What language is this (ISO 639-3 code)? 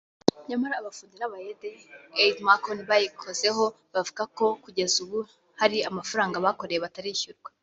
kin